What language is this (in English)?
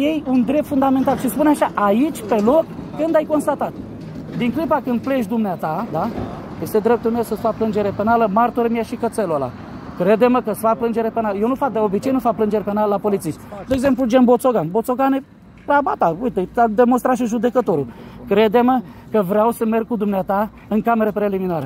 Romanian